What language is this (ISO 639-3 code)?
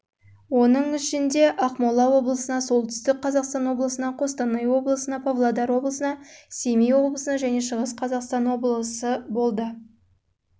kaz